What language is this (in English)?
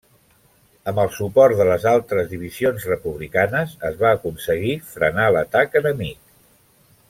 Catalan